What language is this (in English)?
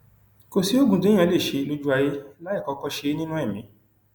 Yoruba